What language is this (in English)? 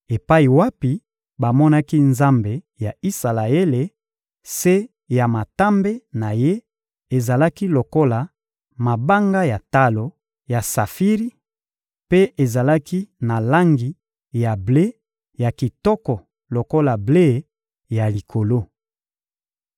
Lingala